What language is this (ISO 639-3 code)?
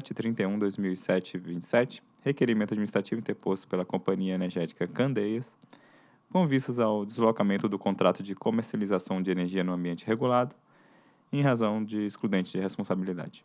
por